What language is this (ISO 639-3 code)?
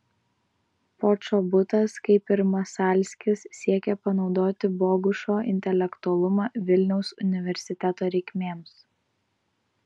lit